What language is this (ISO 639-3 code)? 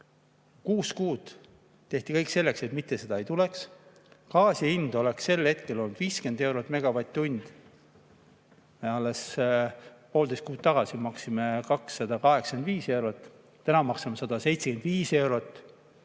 est